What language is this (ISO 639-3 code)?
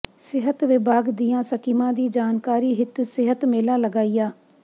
pan